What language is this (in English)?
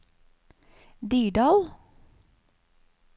Norwegian